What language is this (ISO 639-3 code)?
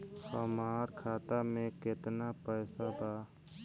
bho